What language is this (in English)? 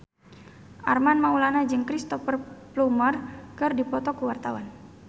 Sundanese